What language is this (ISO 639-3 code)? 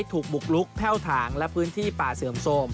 tha